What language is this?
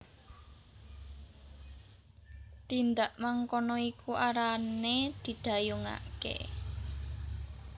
Javanese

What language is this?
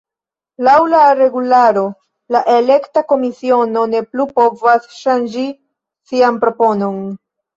Esperanto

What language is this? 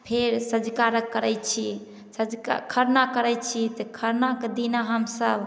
Maithili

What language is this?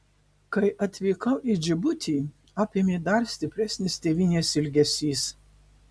Lithuanian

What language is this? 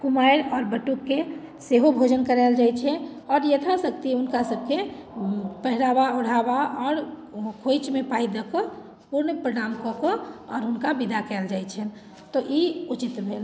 Maithili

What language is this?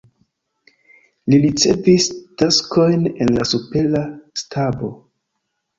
Esperanto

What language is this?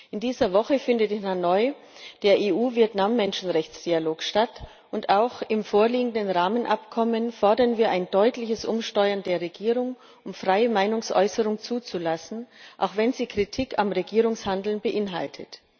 German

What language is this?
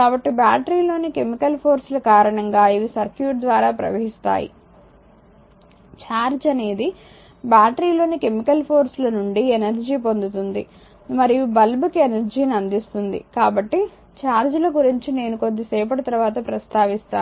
Telugu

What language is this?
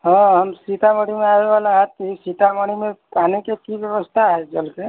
Maithili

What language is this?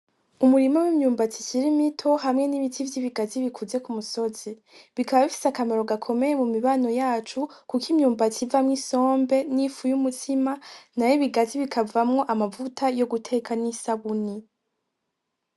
Rundi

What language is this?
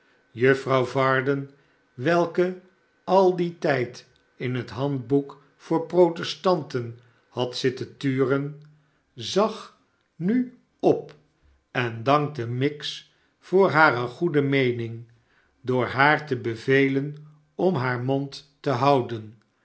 Dutch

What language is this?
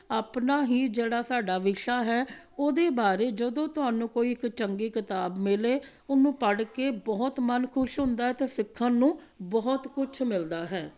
Punjabi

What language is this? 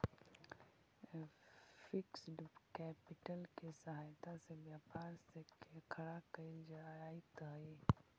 Magahi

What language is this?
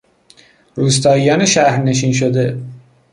Persian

